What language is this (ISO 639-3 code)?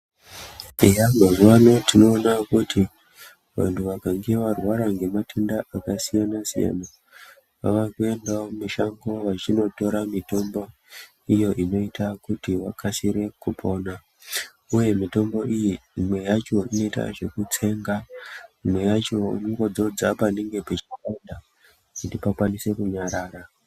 ndc